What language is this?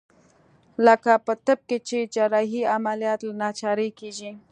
Pashto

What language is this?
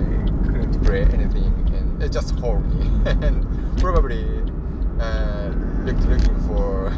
English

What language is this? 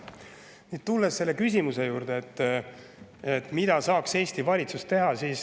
Estonian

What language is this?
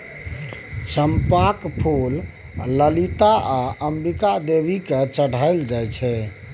Maithili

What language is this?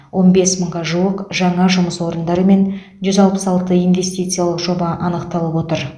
Kazakh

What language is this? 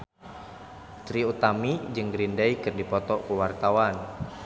Sundanese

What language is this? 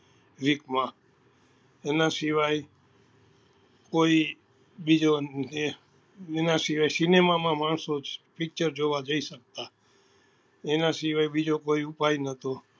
Gujarati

